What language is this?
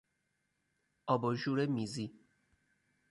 Persian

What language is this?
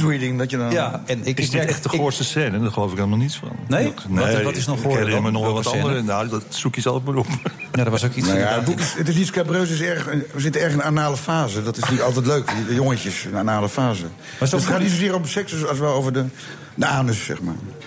Dutch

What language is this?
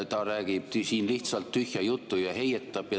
Estonian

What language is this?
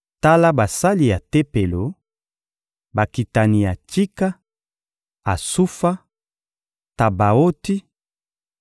Lingala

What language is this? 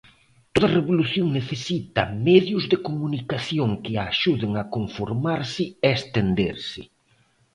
Galician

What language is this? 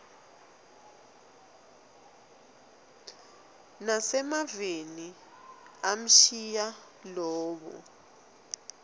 Swati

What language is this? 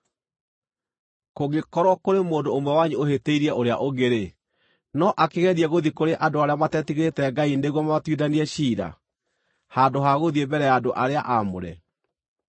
Kikuyu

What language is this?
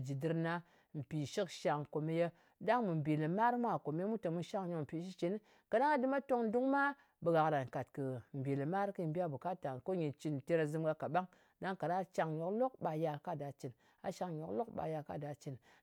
Ngas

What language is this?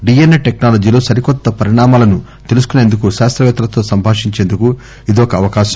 Telugu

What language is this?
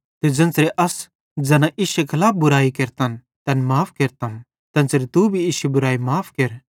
Bhadrawahi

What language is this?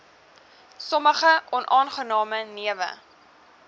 Afrikaans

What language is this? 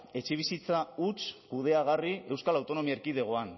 Basque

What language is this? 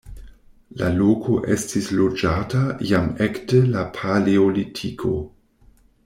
Esperanto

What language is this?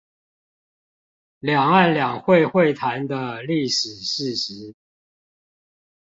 Chinese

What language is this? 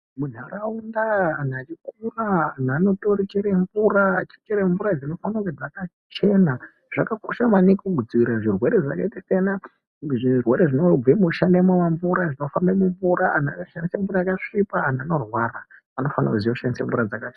Ndau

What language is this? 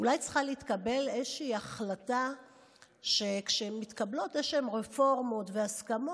Hebrew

